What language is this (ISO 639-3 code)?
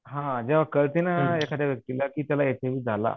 mar